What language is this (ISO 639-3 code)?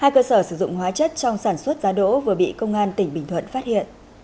vie